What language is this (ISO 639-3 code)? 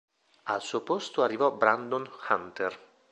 ita